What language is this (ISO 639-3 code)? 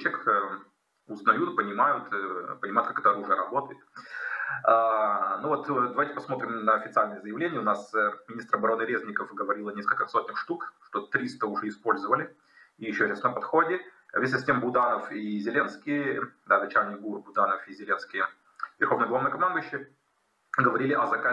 rus